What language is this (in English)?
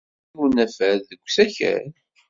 Kabyle